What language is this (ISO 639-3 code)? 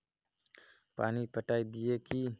mag